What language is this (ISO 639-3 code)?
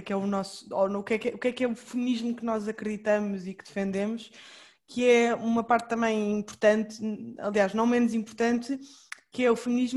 por